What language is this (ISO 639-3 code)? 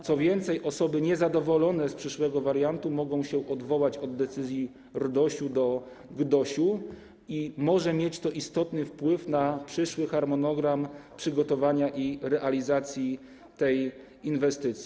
pol